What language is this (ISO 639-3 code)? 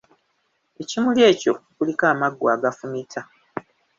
lug